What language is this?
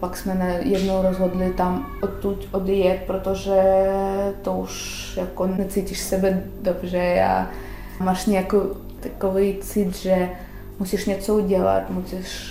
Czech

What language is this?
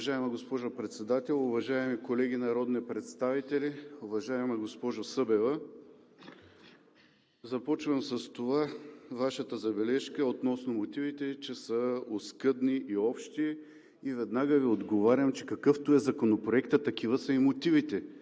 Bulgarian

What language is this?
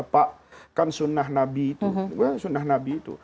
Indonesian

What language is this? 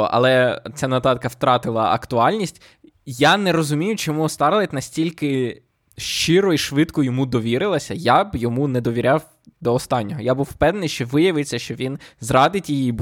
Ukrainian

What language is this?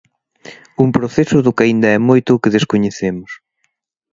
Galician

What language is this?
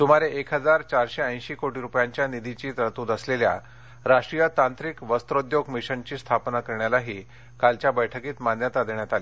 Marathi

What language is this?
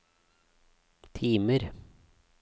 Norwegian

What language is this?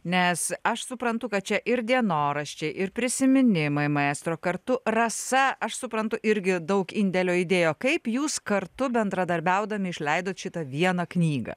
Lithuanian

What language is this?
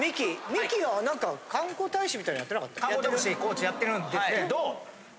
Japanese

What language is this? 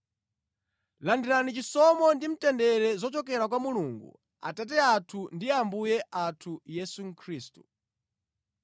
Nyanja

